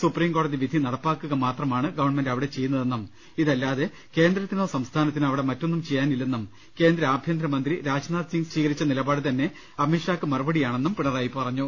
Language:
Malayalam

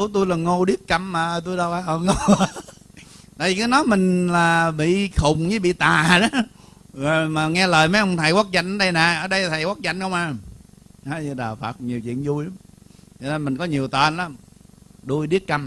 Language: Vietnamese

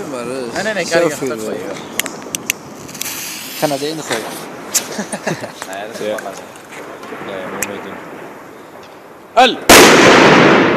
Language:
Dutch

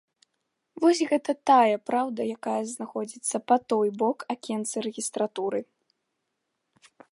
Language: Belarusian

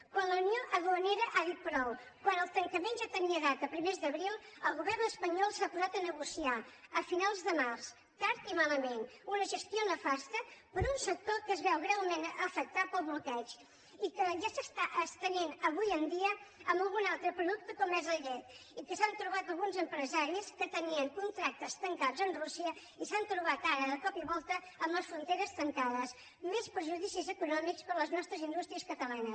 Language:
Catalan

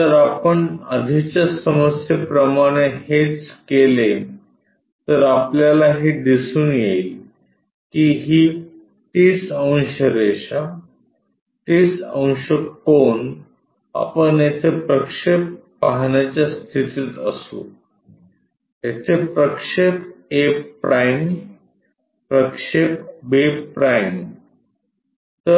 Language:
Marathi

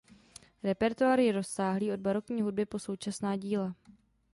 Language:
Czech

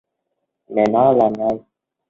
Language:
Vietnamese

